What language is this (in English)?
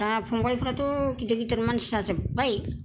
Bodo